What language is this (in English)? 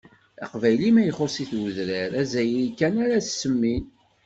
Kabyle